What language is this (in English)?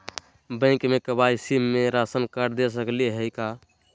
Magahi